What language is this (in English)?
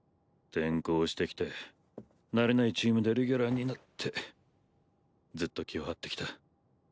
Japanese